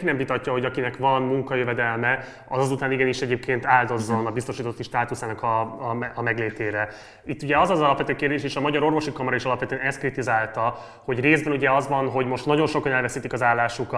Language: Hungarian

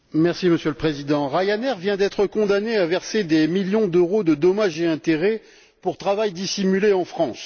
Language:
French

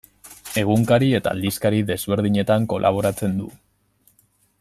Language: Basque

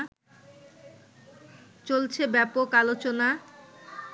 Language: Bangla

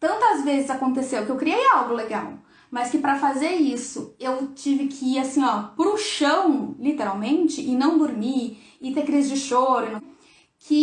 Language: Portuguese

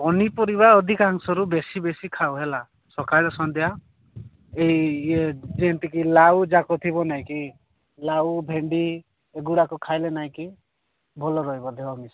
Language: Odia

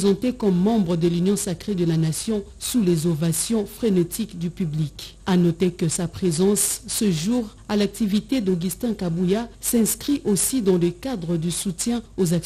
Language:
French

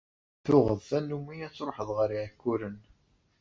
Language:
Kabyle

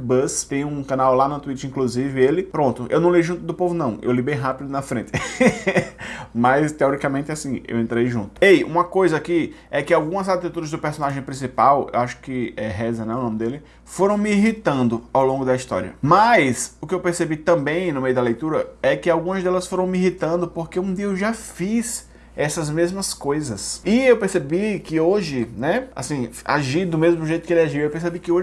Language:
Portuguese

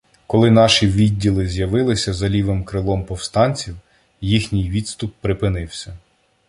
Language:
Ukrainian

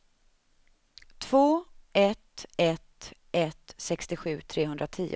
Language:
Swedish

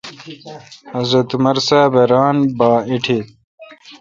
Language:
Kalkoti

